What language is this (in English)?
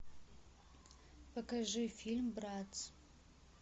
Russian